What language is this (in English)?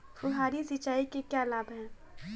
Hindi